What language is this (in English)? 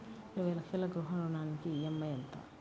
Telugu